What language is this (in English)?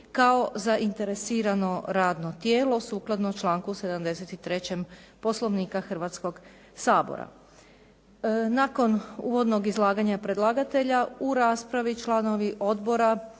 Croatian